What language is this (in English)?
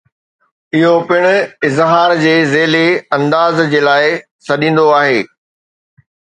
Sindhi